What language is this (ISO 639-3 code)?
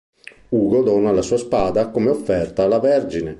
ita